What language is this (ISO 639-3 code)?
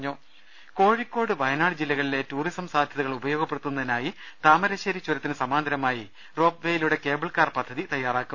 mal